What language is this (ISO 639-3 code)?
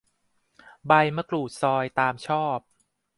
tha